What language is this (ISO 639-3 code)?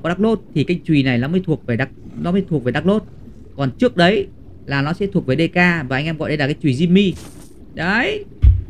vie